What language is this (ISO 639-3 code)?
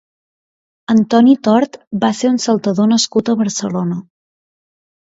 cat